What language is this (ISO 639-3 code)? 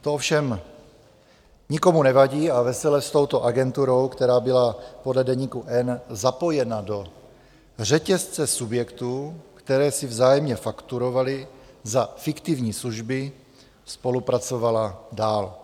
ces